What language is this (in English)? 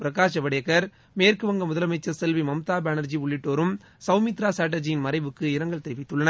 Tamil